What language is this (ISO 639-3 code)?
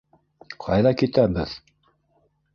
bak